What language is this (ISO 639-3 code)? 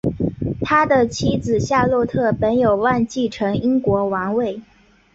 zho